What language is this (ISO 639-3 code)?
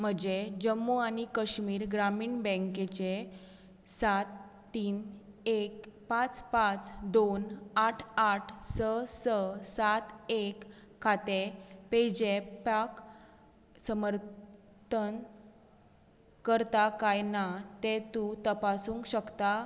kok